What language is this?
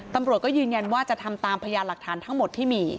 Thai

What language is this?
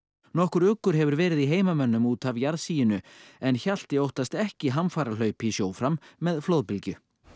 Icelandic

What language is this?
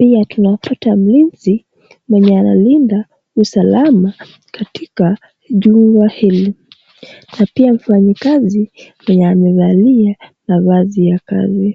Swahili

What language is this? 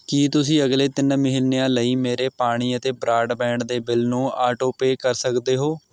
Punjabi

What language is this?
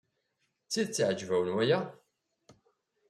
Kabyle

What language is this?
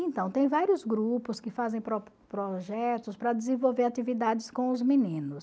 Portuguese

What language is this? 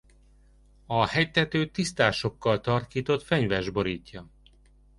Hungarian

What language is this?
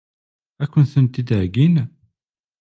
Kabyle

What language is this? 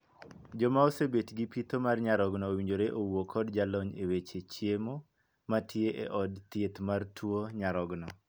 Luo (Kenya and Tanzania)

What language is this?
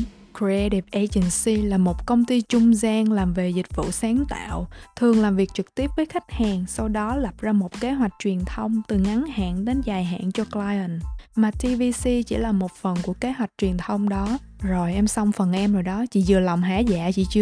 Vietnamese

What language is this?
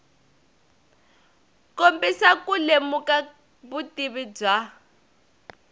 Tsonga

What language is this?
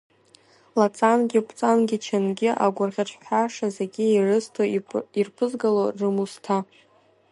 Abkhazian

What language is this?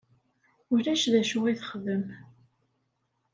Kabyle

